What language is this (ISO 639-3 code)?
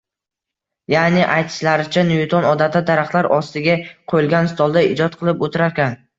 uzb